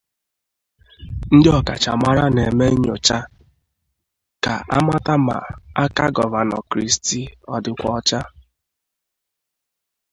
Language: Igbo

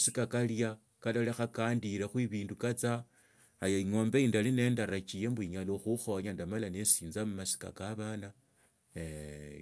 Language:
Tsotso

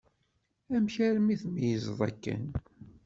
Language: Kabyle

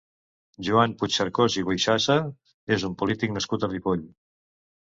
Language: Catalan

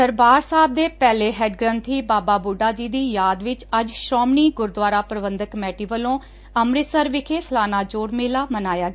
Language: Punjabi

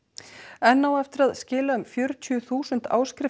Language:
Icelandic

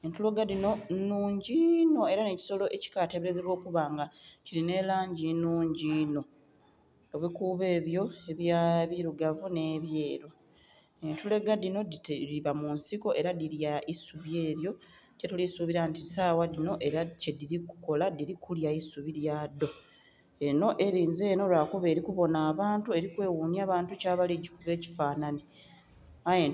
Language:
Soga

